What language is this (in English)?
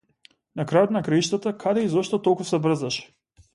Macedonian